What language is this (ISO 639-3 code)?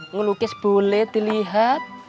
ind